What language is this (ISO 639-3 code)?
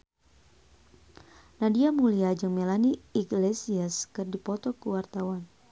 sun